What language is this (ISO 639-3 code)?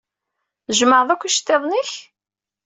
kab